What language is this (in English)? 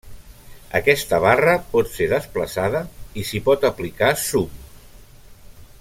Catalan